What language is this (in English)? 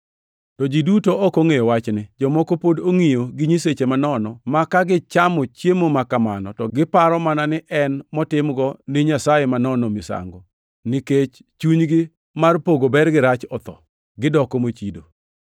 Luo (Kenya and Tanzania)